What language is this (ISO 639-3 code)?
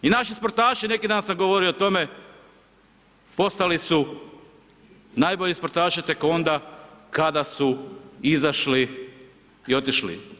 hrv